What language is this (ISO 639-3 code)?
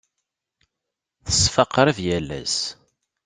kab